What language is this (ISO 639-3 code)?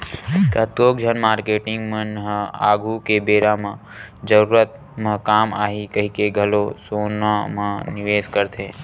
hne